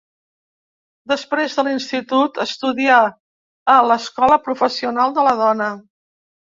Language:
Catalan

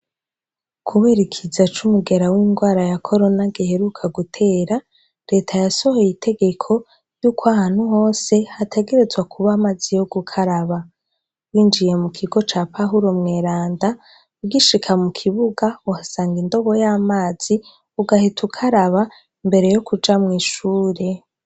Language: Rundi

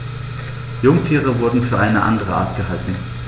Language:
German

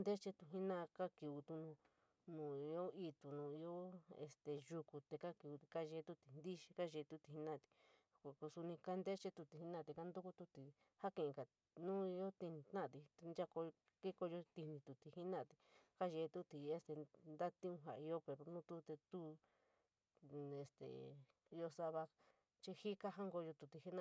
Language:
San Miguel El Grande Mixtec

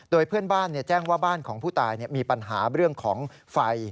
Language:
Thai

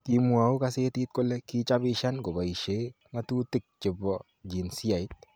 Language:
Kalenjin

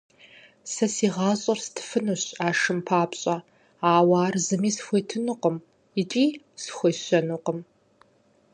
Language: Kabardian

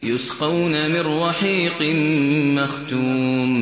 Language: Arabic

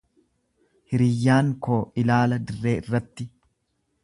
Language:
Oromo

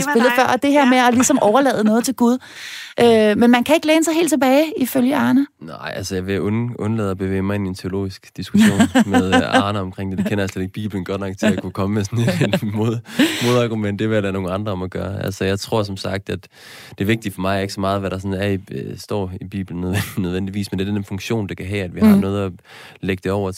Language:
Danish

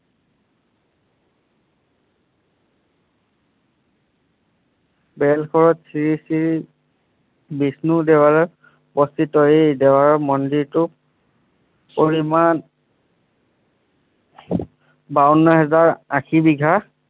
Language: Assamese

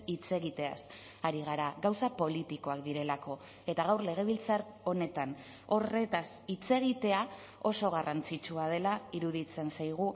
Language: Basque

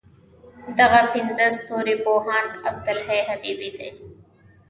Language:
Pashto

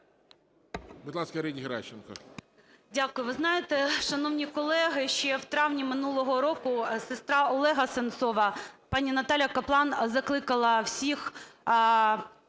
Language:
Ukrainian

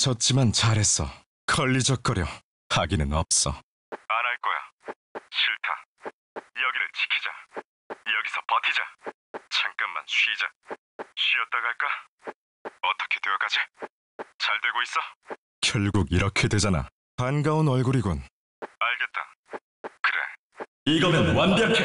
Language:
Korean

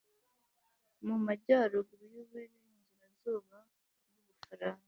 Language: Kinyarwanda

